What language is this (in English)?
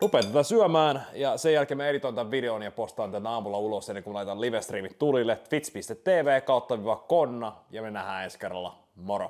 Finnish